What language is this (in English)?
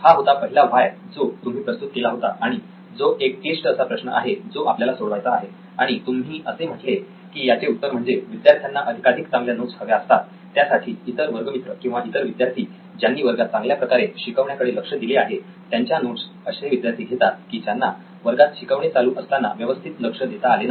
Marathi